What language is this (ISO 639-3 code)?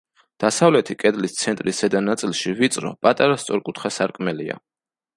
kat